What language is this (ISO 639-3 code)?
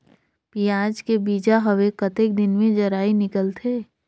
hne